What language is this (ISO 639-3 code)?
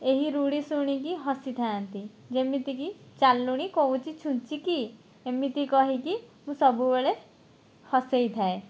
ori